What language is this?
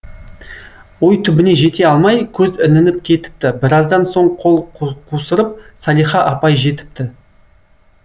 Kazakh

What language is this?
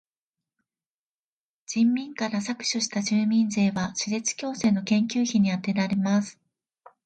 Japanese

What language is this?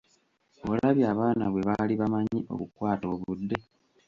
Ganda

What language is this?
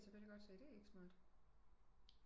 Danish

